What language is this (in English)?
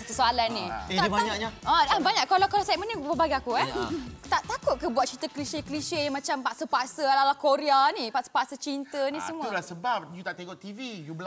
Malay